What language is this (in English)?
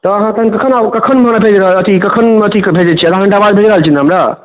Maithili